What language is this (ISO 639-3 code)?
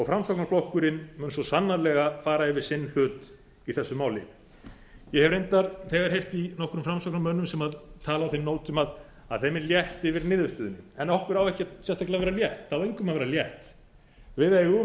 isl